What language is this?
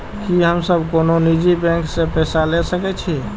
Maithili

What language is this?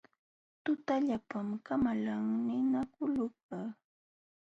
Jauja Wanca Quechua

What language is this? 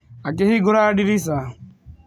Kikuyu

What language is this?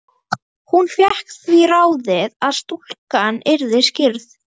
Icelandic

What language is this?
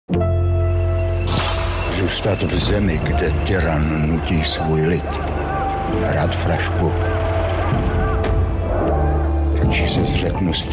Czech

